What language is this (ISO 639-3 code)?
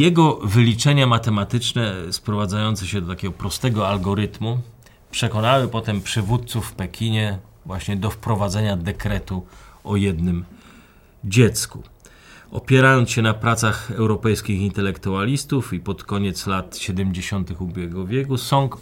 pol